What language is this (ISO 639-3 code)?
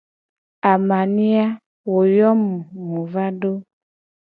gej